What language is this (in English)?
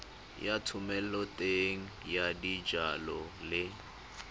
Tswana